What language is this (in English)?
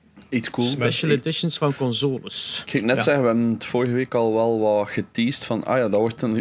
Dutch